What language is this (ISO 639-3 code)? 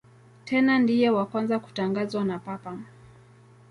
swa